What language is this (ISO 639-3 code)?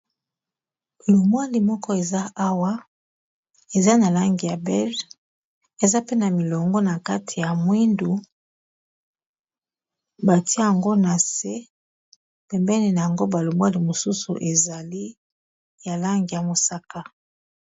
lin